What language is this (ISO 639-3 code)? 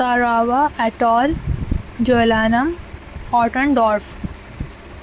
urd